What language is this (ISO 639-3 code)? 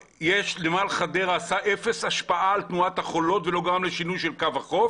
heb